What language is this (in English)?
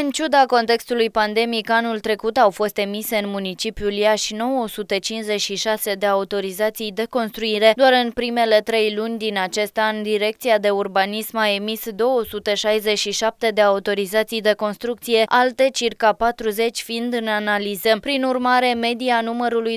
Romanian